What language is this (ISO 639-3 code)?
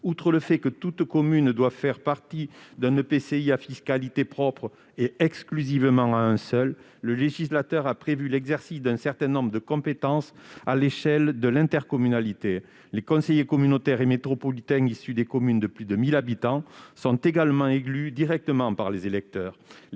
fra